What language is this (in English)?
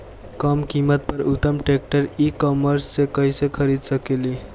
Bhojpuri